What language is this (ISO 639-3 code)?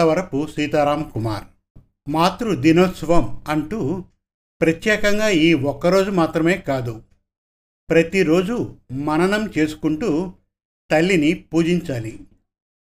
tel